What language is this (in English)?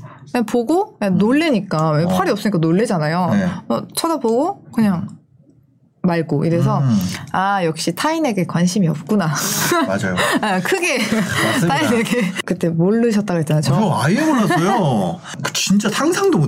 Korean